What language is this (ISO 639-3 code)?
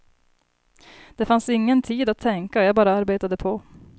swe